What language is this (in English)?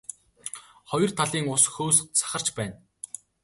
Mongolian